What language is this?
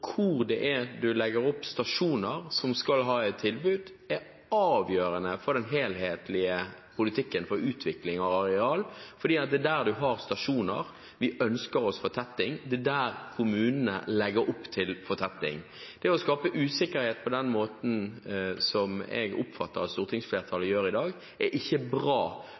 Norwegian Bokmål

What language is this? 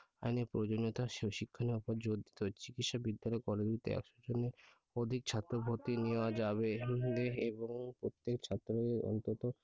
Bangla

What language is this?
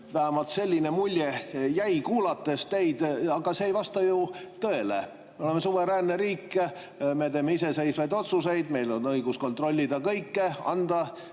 Estonian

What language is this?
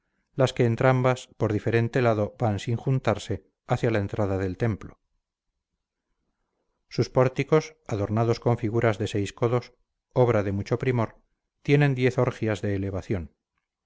Spanish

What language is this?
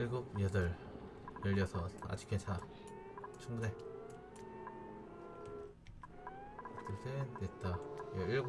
Korean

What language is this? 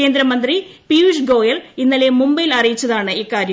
Malayalam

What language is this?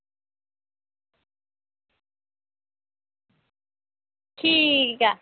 Dogri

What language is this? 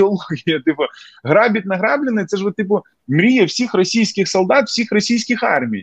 Ukrainian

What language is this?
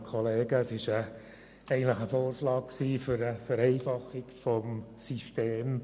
Swiss German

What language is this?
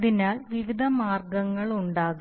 Malayalam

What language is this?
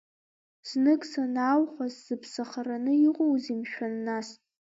Abkhazian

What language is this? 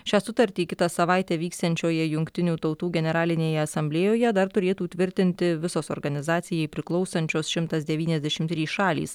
Lithuanian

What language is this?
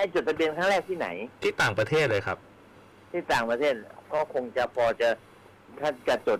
Thai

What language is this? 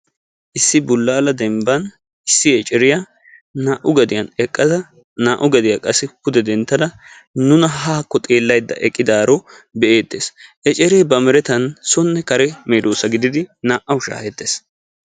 Wolaytta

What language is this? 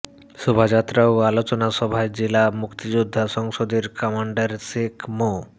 Bangla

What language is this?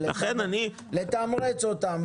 Hebrew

